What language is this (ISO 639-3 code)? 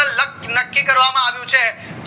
guj